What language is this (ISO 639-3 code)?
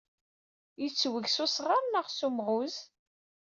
kab